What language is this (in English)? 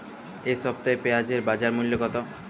Bangla